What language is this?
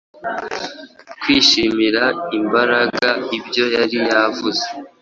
Kinyarwanda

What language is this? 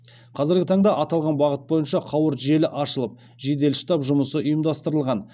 Kazakh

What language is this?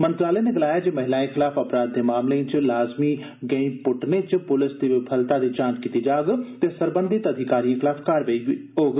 Dogri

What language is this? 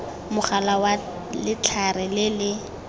Tswana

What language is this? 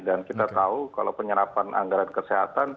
Indonesian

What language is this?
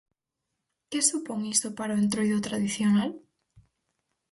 Galician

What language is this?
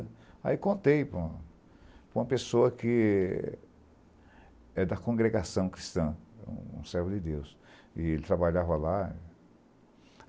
Portuguese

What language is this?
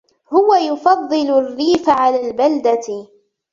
Arabic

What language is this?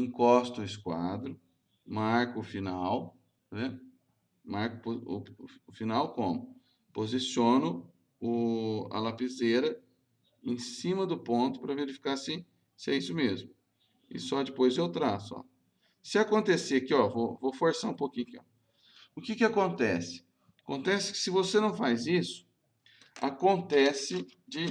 Portuguese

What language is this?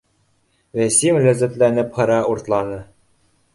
Bashkir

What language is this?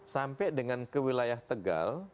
Indonesian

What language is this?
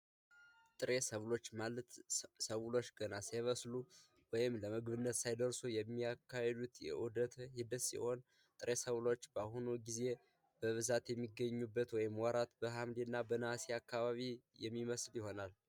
Amharic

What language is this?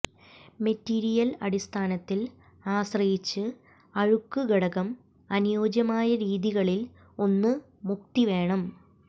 Malayalam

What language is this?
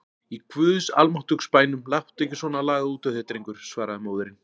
Icelandic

